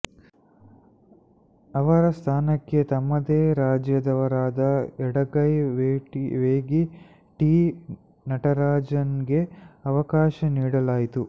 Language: Kannada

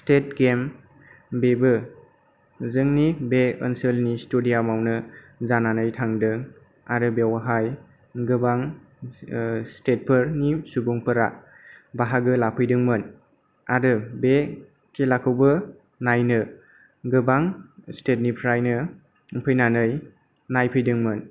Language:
Bodo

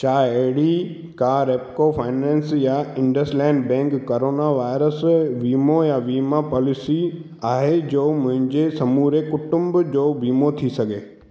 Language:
Sindhi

